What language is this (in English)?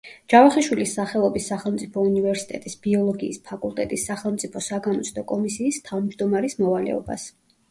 Georgian